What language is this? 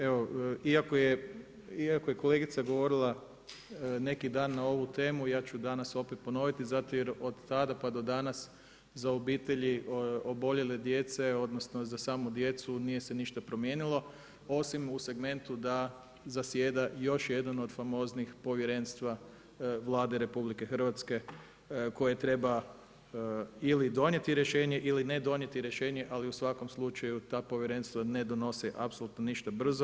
Croatian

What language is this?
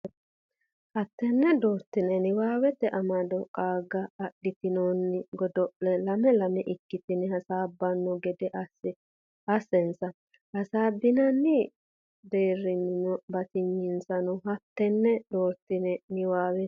Sidamo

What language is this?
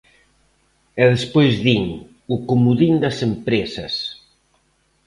Galician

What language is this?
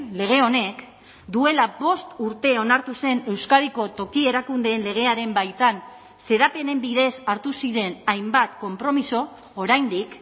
Basque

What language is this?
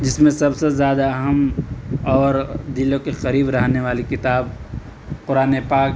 Urdu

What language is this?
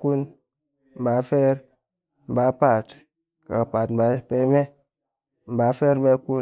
Cakfem-Mushere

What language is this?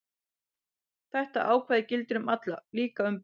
Icelandic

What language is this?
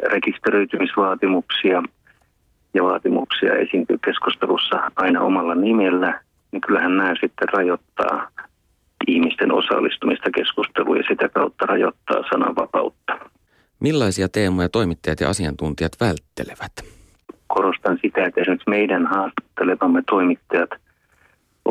Finnish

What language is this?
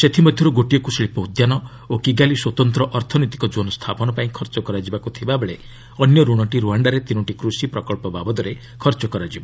Odia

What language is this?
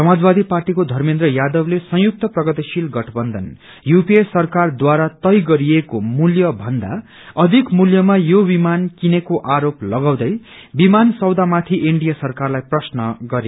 Nepali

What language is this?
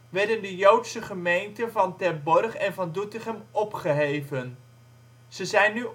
Dutch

